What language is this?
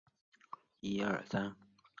Chinese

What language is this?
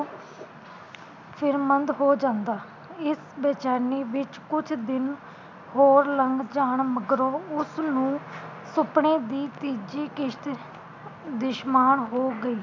Punjabi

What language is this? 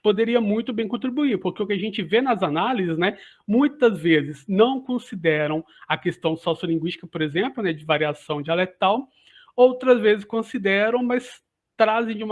Portuguese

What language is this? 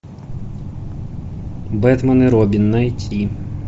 Russian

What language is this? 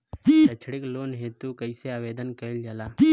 Bhojpuri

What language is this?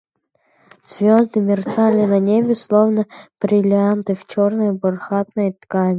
Russian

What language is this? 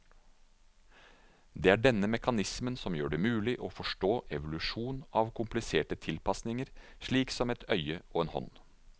Norwegian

